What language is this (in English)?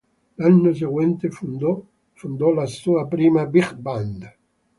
Italian